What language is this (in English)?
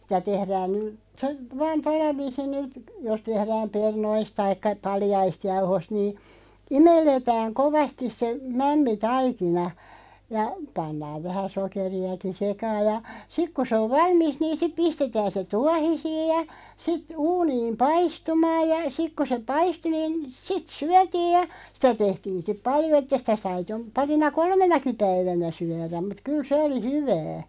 Finnish